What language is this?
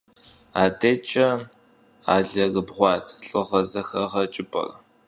Kabardian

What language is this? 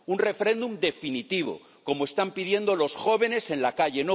Spanish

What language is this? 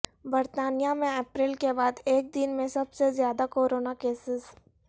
Urdu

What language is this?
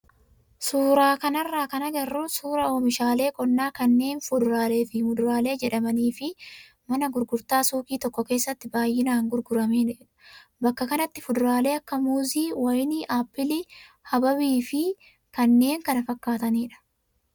Oromo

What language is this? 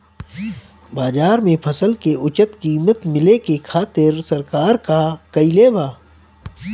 Bhojpuri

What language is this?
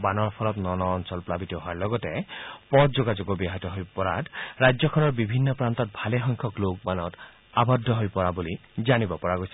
Assamese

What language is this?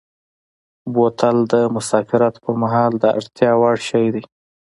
Pashto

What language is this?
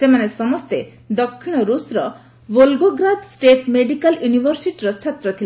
Odia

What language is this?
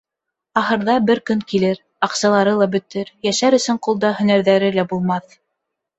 Bashkir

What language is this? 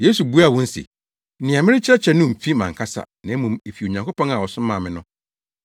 Akan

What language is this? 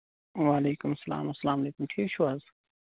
Kashmiri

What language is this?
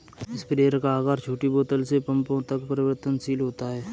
Hindi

